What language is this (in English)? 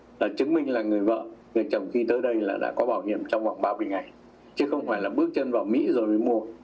Vietnamese